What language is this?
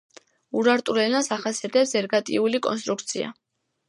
Georgian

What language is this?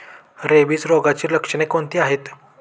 Marathi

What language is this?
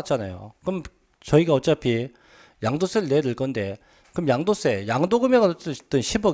Korean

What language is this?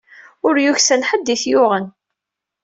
Kabyle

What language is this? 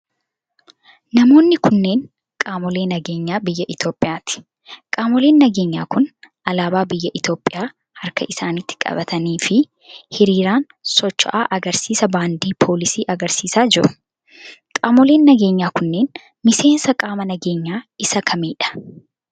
Oromo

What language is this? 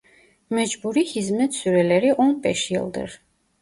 Turkish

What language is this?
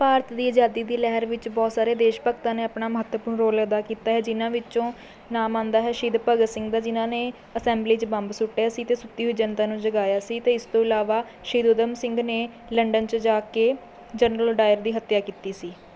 Punjabi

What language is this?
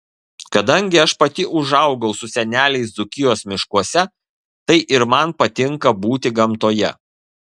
Lithuanian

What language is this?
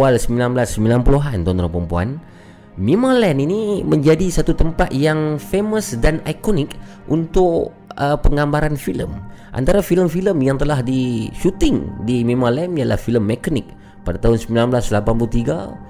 Malay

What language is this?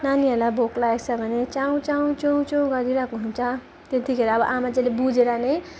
Nepali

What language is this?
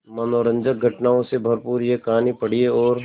Hindi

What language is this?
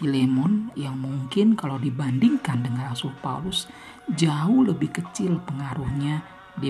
Indonesian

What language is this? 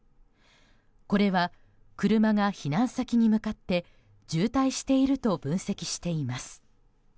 Japanese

